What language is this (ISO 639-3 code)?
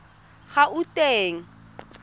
tsn